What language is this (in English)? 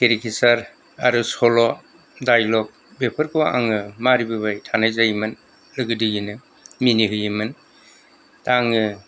Bodo